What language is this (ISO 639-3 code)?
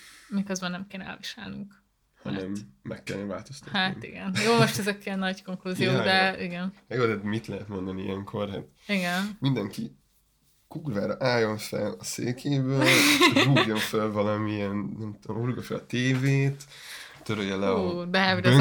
hun